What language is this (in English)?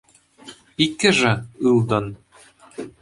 Chuvash